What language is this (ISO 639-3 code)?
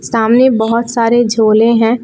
hin